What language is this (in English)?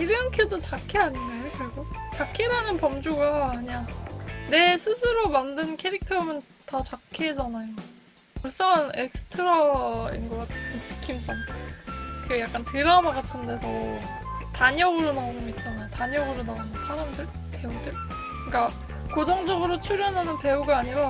Korean